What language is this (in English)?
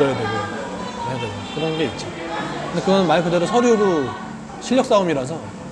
Korean